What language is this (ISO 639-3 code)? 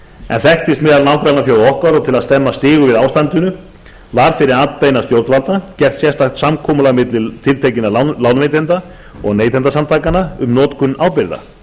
isl